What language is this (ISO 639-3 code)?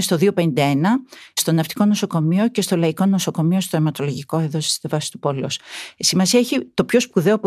ell